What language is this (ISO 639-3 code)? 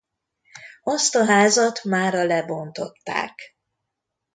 hun